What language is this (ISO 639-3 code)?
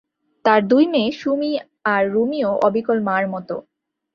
ben